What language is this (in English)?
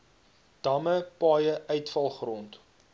Afrikaans